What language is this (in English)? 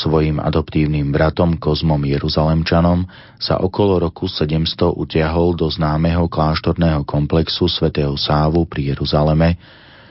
Slovak